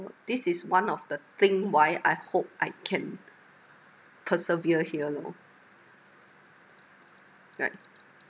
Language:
English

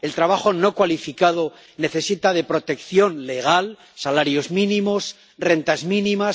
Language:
Spanish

